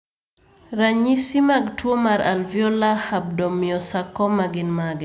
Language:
Luo (Kenya and Tanzania)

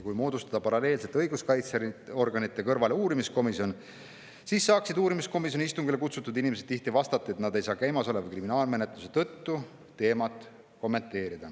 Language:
Estonian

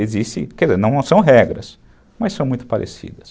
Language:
Portuguese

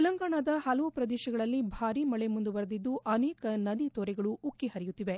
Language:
Kannada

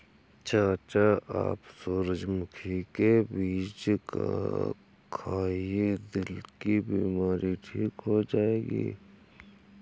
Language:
Hindi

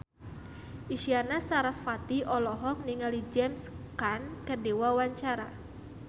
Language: Sundanese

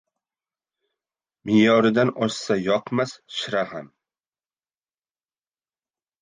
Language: Uzbek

